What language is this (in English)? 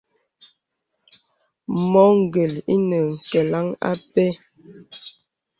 Bebele